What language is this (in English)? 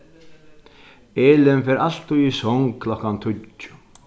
Faroese